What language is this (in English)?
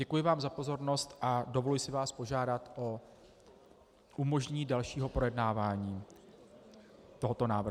Czech